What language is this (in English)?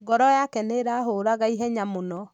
Kikuyu